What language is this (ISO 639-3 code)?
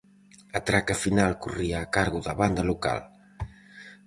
glg